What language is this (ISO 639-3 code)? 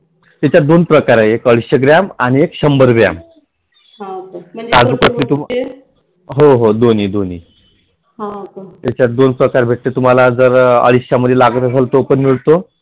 mar